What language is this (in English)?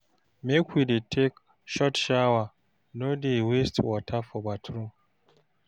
Nigerian Pidgin